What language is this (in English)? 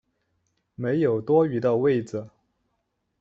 Chinese